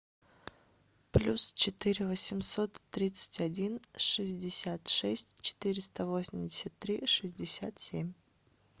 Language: Russian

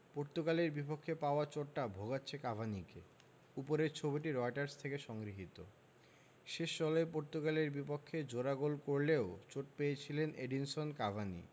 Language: Bangla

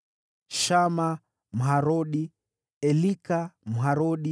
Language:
Swahili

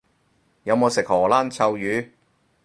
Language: Cantonese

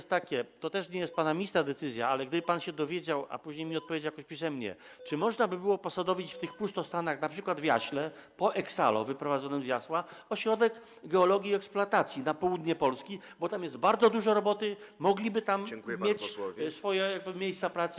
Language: Polish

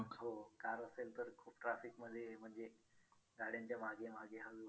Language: Marathi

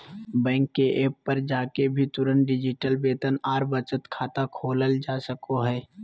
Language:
Magahi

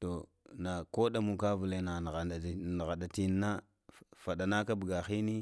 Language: Lamang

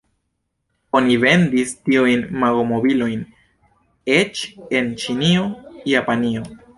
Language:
Esperanto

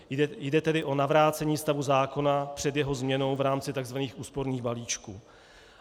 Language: Czech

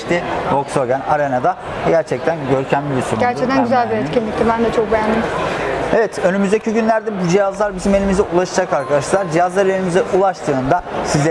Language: Turkish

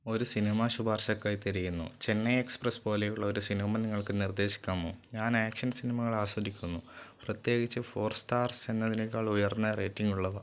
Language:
Malayalam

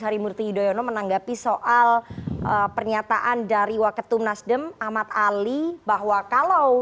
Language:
Indonesian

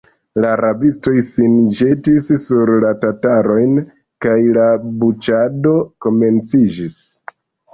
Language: Esperanto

